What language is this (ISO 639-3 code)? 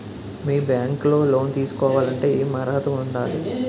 tel